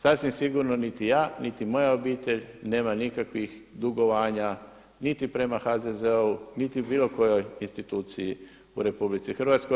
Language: Croatian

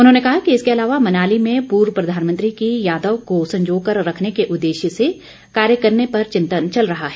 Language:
Hindi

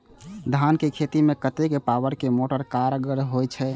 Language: Maithili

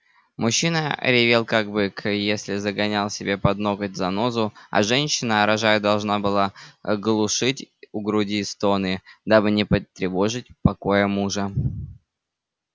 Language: Russian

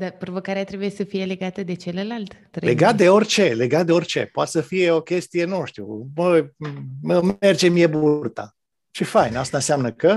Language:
Romanian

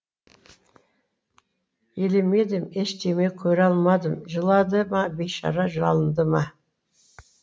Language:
Kazakh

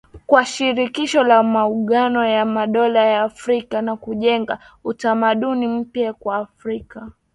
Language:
Swahili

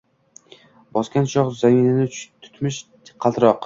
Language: Uzbek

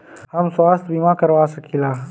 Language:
Bhojpuri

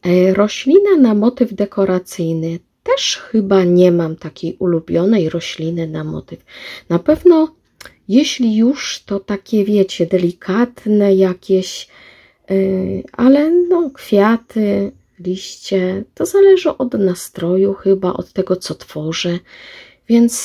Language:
Polish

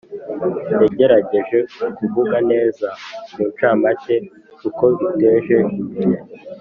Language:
Kinyarwanda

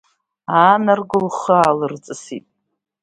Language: Abkhazian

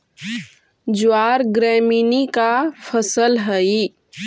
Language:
Magahi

